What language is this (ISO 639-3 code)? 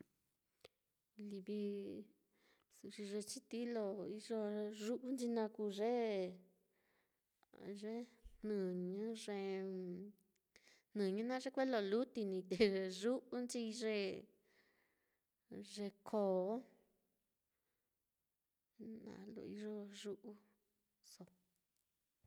vmm